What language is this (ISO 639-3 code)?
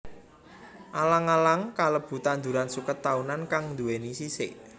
jav